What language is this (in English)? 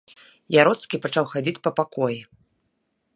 Belarusian